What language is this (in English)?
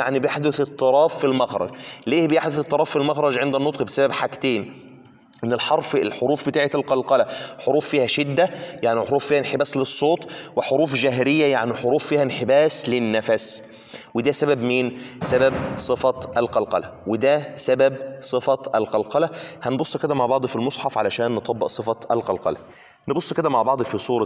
Arabic